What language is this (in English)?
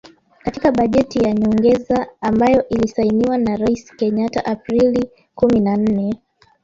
Swahili